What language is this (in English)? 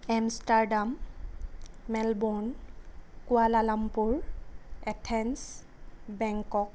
Assamese